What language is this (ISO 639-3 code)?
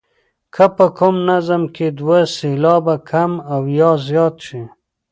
pus